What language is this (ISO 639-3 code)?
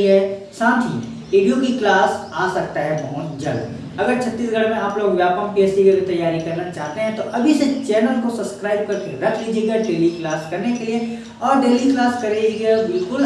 hin